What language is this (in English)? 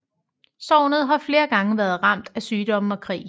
Danish